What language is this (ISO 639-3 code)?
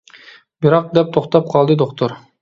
uig